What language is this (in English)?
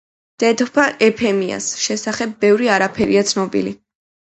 Georgian